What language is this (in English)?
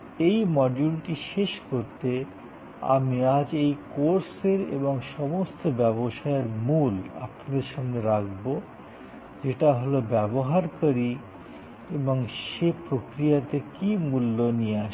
Bangla